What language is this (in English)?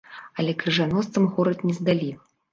Belarusian